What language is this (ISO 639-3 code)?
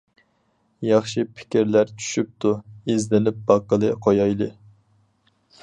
uig